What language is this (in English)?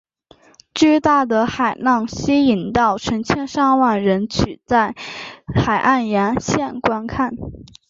Chinese